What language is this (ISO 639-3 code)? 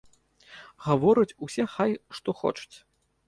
bel